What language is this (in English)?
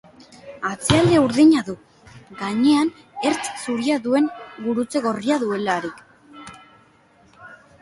Basque